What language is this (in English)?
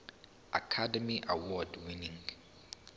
Zulu